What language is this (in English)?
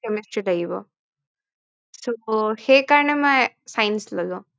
Assamese